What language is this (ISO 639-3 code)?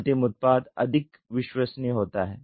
hin